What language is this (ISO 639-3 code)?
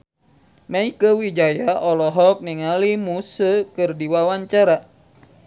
sun